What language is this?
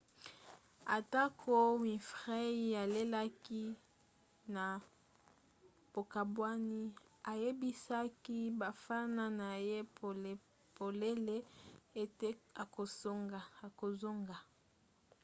Lingala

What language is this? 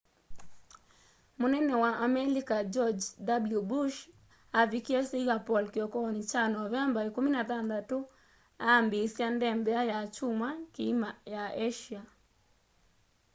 Kamba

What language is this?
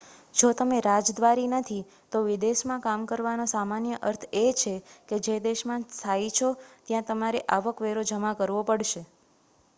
Gujarati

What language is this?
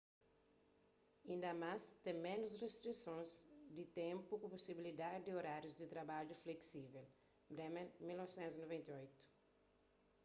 Kabuverdianu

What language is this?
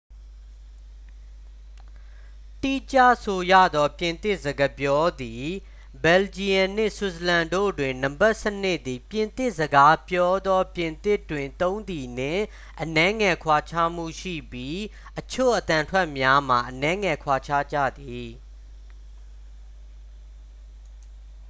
Burmese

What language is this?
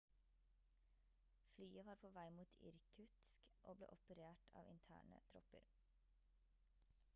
Norwegian Bokmål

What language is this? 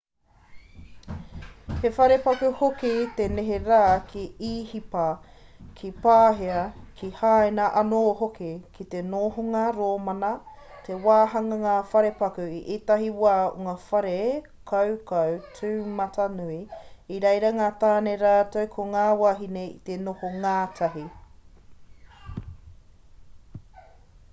Māori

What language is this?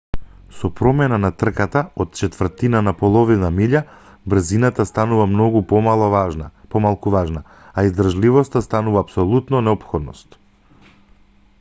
Macedonian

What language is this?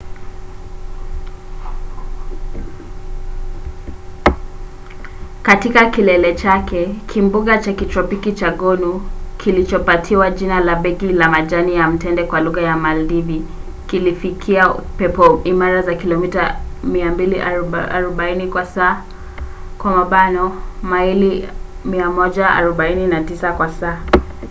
Swahili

